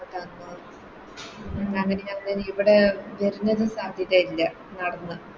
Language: Malayalam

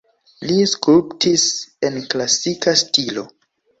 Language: Esperanto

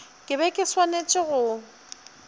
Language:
Northern Sotho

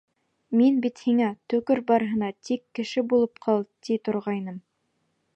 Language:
Bashkir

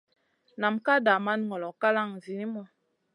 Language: Masana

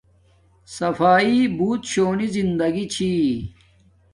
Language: Domaaki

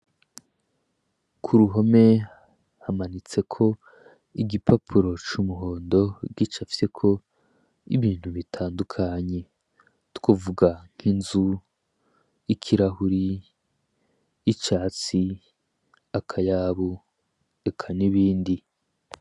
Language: Rundi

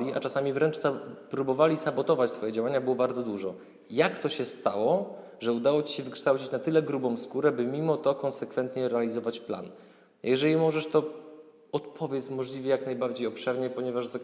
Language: Polish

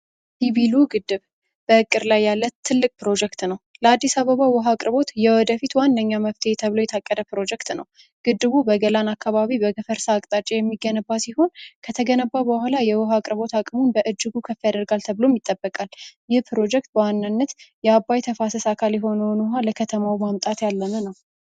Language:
Amharic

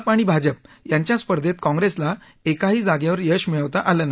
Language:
Marathi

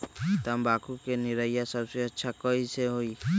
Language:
Magahi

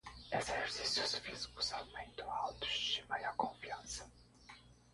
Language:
Portuguese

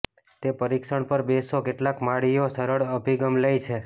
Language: Gujarati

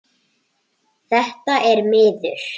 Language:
Icelandic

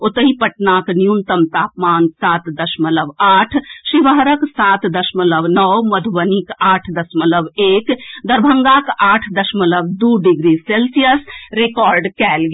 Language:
Maithili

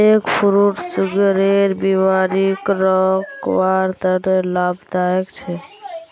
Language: Magahi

